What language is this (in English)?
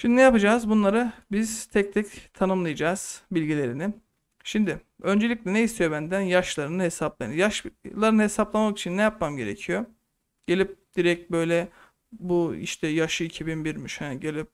Turkish